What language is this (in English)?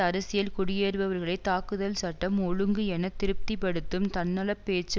Tamil